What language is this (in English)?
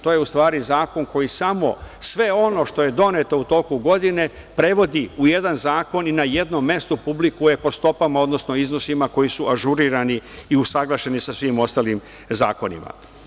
Serbian